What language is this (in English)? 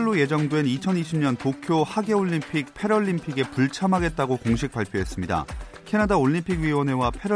Korean